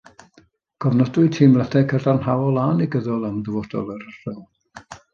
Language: Welsh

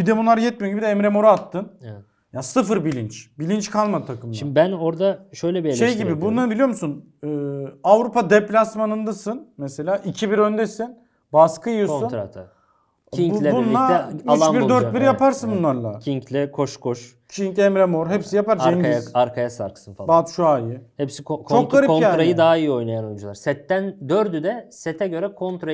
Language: Turkish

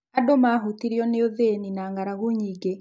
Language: Kikuyu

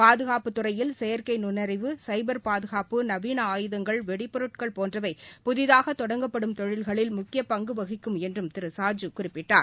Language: Tamil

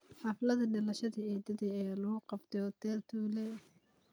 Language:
Somali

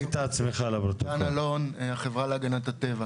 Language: Hebrew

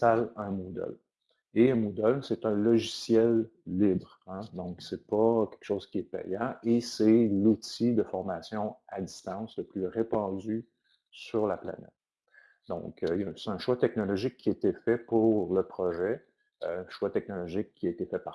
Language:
French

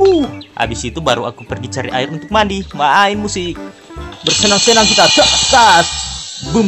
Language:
Indonesian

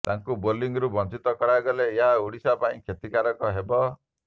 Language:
Odia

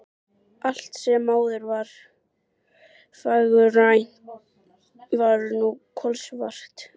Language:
Icelandic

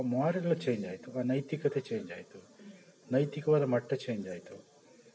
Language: Kannada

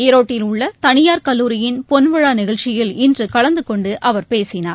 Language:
Tamil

